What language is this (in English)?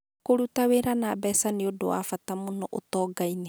Kikuyu